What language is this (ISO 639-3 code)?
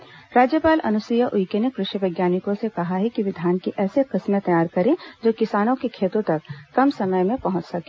hin